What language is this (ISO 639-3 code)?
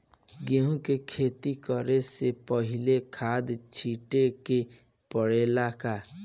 bho